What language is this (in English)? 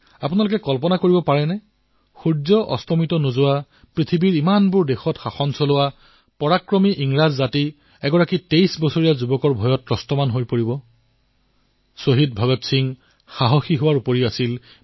Assamese